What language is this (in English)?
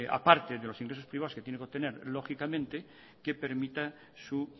Spanish